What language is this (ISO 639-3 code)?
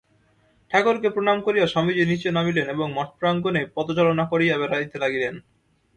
ben